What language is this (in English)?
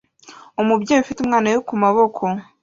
Kinyarwanda